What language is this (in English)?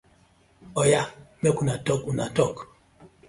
Nigerian Pidgin